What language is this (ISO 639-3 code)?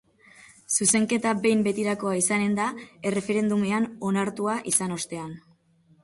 eus